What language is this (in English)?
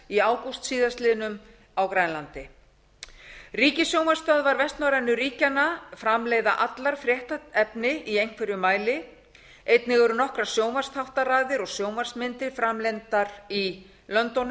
Icelandic